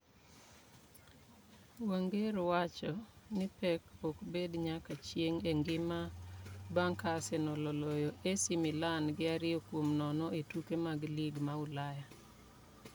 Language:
Luo (Kenya and Tanzania)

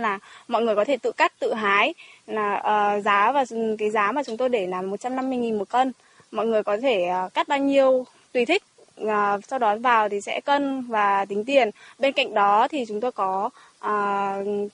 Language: Vietnamese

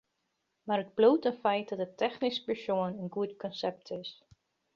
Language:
Western Frisian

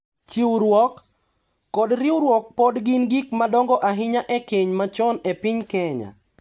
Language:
Luo (Kenya and Tanzania)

